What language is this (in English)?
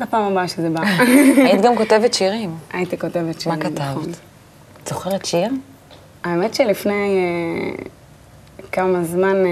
Hebrew